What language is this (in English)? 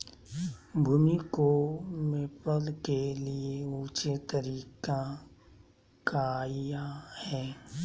Magahi